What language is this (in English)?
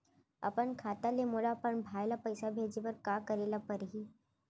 Chhattisgarhi